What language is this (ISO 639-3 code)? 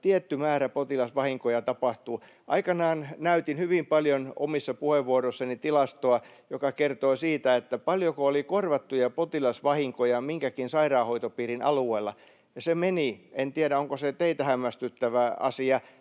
fin